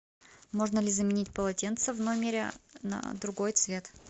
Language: Russian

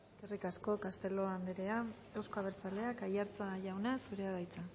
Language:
Basque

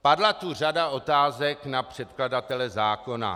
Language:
Czech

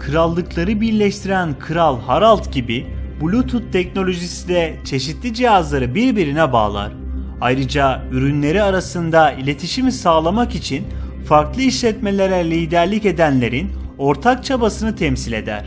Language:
Turkish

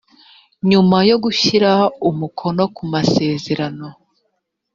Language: Kinyarwanda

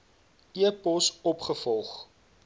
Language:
Afrikaans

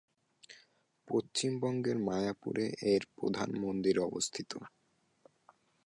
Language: Bangla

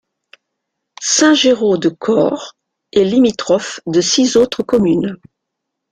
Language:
French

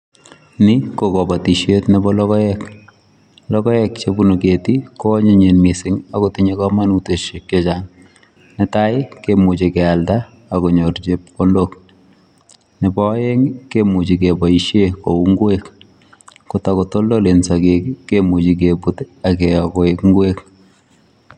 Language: Kalenjin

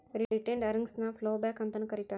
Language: Kannada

